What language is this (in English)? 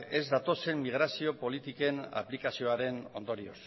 Basque